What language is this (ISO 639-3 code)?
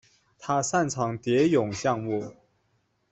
zho